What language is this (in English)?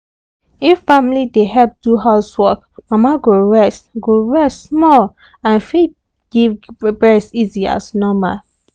Nigerian Pidgin